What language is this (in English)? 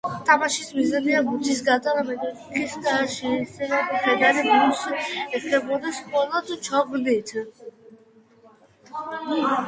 Georgian